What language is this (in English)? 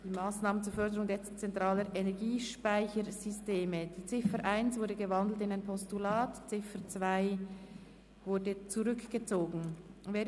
Swiss German